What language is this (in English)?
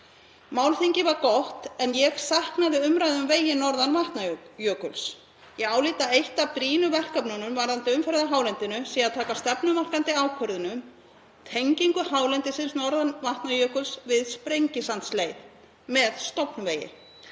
Icelandic